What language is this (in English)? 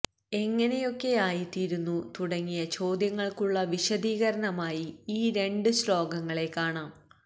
Malayalam